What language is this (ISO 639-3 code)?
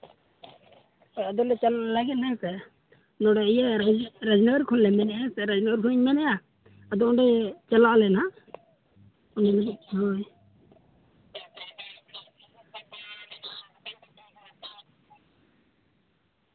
sat